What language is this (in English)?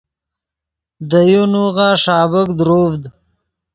Yidgha